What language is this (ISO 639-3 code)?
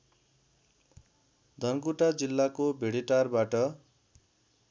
nep